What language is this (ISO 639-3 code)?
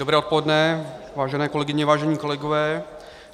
ces